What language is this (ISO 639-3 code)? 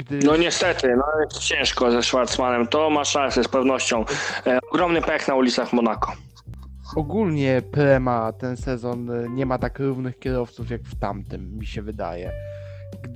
pol